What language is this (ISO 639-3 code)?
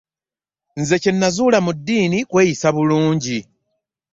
lug